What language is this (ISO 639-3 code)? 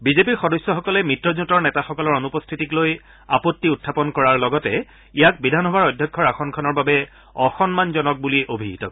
asm